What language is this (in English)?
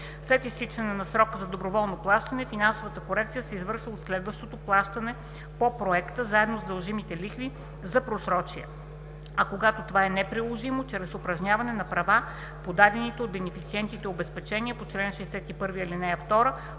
Bulgarian